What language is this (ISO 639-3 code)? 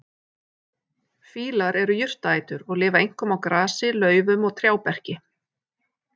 isl